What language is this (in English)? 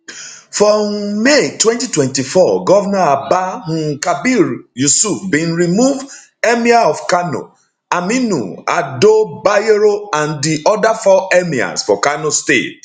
Nigerian Pidgin